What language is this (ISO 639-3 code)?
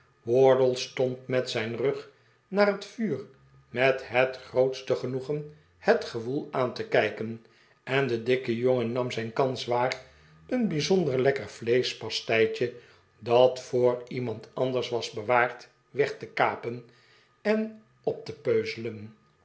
nld